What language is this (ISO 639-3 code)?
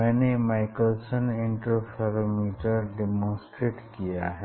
hin